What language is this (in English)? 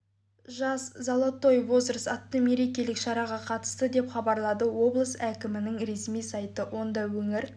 Kazakh